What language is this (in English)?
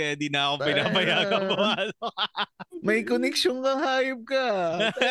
Filipino